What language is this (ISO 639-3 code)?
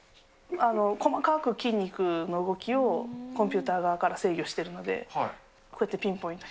jpn